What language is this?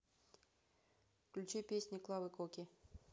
Russian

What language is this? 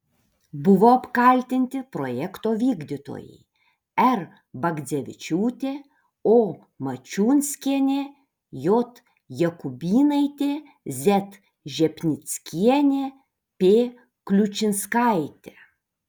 Lithuanian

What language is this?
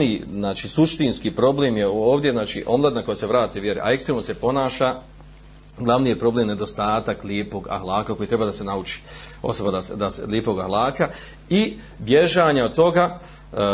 Croatian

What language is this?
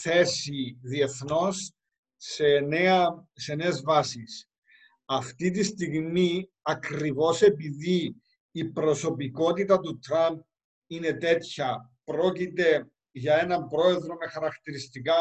Greek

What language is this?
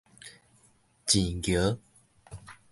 Min Nan Chinese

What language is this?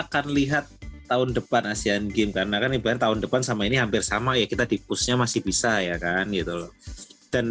Indonesian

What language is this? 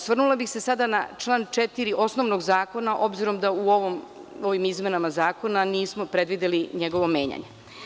Serbian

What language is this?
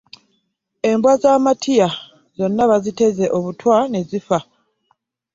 Ganda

